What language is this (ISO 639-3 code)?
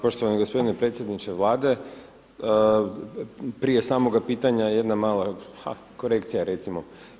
hrv